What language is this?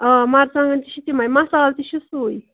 Kashmiri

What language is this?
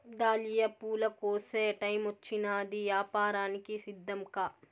Telugu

